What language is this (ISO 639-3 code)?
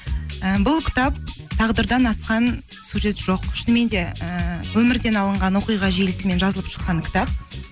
kaz